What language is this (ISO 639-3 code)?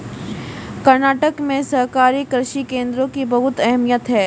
hin